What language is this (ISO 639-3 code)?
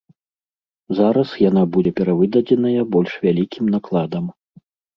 bel